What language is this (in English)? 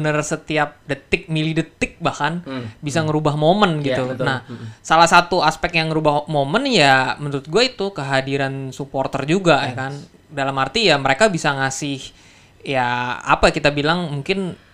Indonesian